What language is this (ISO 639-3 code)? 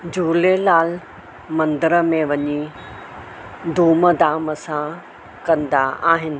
snd